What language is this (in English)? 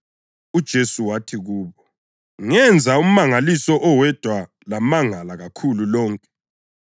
North Ndebele